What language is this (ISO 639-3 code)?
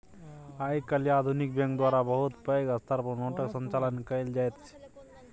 mai